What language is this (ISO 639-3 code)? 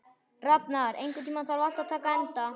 isl